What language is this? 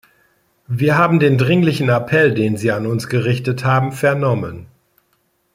German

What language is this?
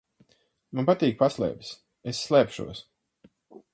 Latvian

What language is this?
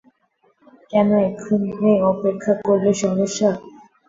Bangla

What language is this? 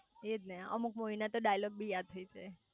Gujarati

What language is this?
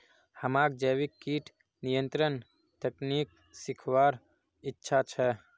Magahi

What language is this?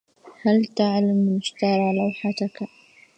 Arabic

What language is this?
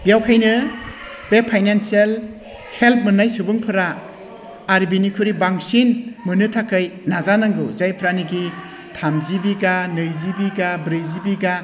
Bodo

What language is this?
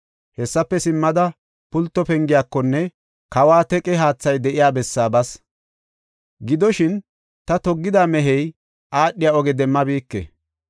Gofa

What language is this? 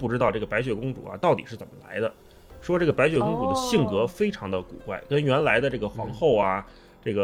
Chinese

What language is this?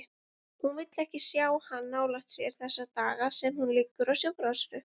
Icelandic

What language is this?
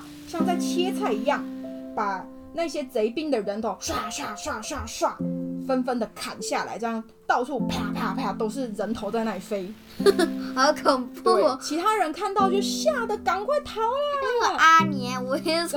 Chinese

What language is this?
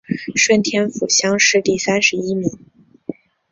Chinese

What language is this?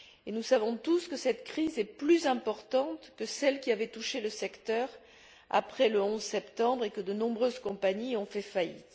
French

